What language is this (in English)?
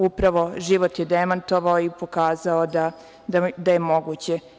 Serbian